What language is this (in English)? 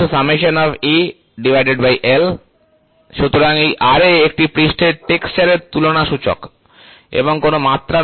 Bangla